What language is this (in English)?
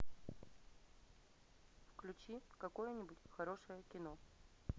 Russian